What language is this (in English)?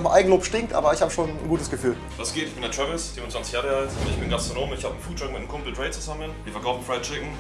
German